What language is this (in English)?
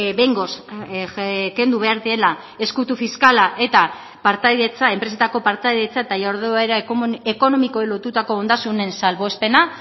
Basque